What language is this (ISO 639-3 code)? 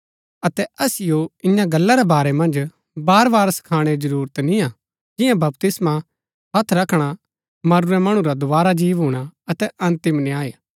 gbk